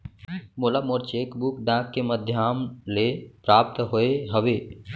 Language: Chhattisgarhi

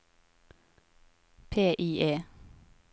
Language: Norwegian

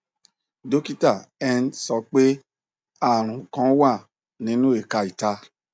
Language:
Yoruba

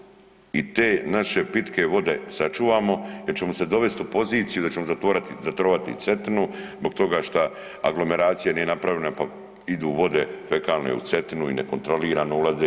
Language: Croatian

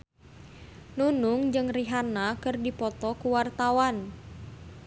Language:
Sundanese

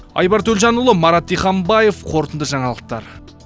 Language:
Kazakh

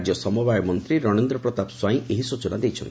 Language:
Odia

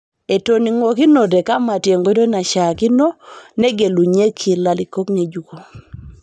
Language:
Masai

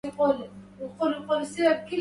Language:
Arabic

